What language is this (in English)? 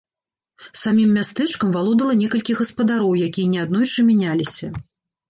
Belarusian